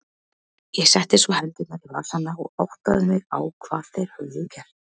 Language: Icelandic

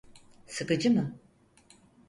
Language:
Turkish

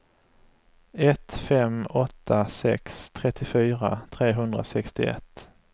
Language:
Swedish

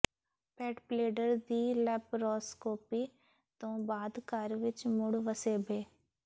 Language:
Punjabi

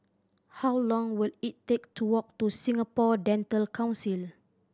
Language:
English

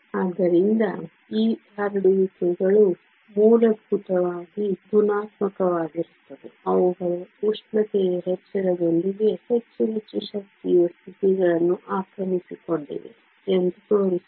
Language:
Kannada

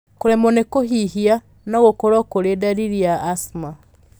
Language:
Kikuyu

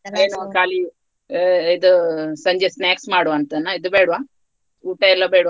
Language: Kannada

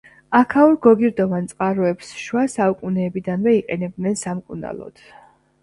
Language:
Georgian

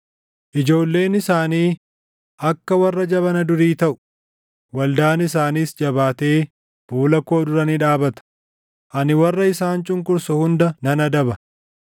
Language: Oromo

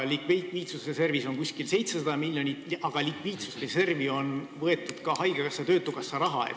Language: Estonian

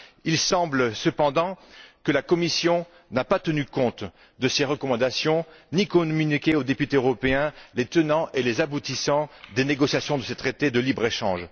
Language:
French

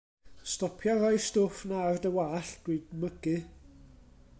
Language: Welsh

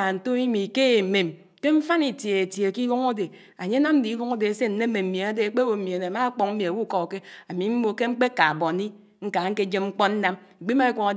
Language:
Anaang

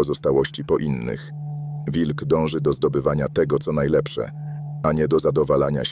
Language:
Polish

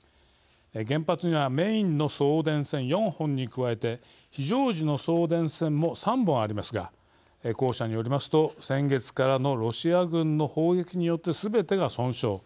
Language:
Japanese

